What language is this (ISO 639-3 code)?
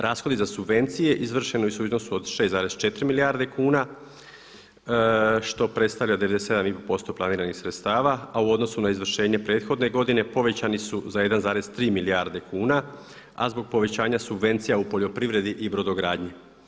hrv